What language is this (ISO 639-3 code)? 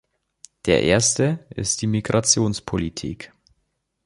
deu